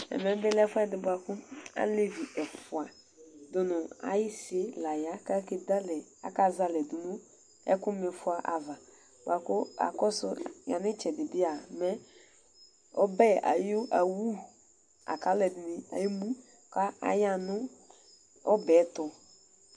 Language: Ikposo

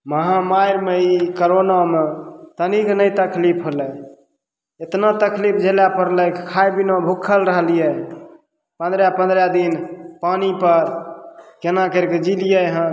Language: Maithili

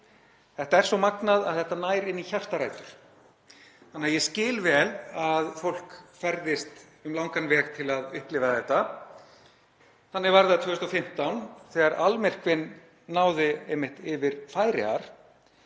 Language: Icelandic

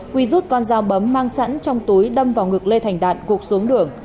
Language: Vietnamese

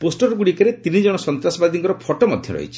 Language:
Odia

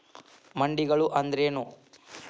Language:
Kannada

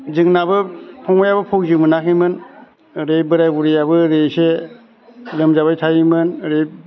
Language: Bodo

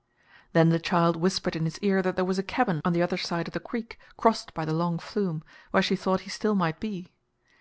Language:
English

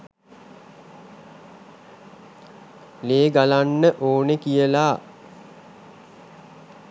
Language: Sinhala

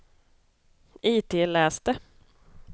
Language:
Swedish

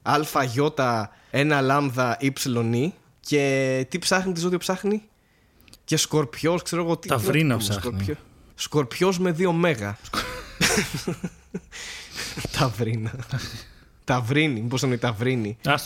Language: Greek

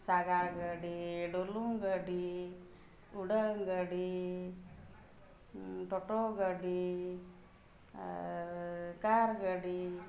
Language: Santali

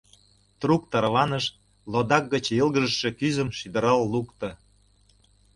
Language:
Mari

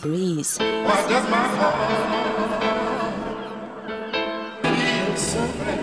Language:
English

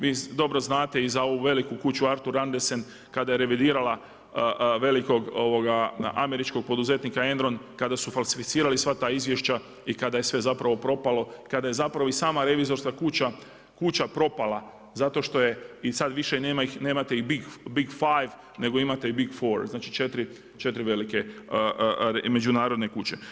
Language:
Croatian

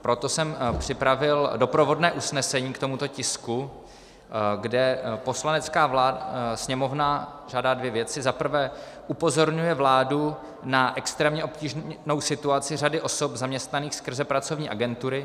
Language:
Czech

